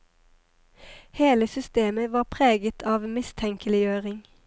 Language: Norwegian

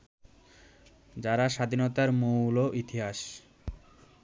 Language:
Bangla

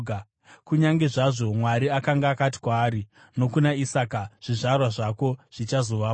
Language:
Shona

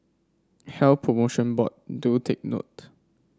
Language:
English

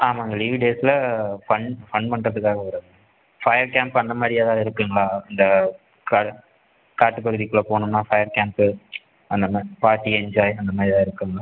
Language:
Tamil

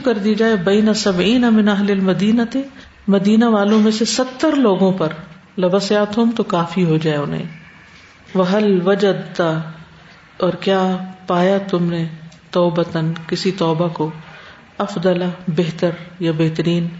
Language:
Urdu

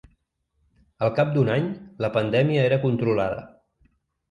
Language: Catalan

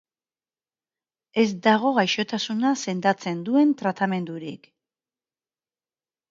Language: Basque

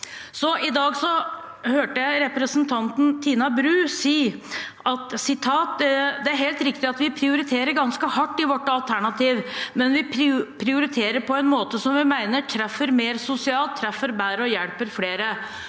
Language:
Norwegian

